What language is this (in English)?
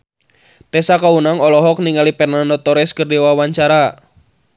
Sundanese